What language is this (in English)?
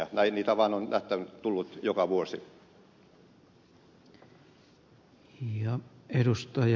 Finnish